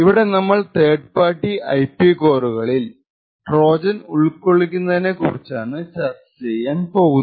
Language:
Malayalam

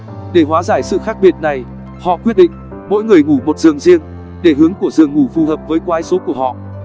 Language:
Vietnamese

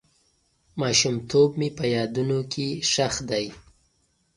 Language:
Pashto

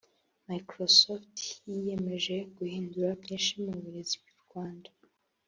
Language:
Kinyarwanda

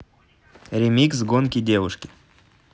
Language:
Russian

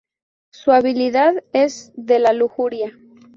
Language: Spanish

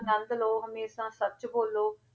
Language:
Punjabi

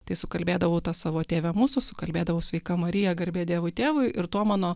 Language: Lithuanian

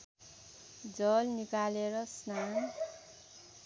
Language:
Nepali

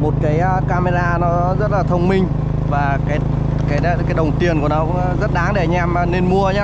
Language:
Vietnamese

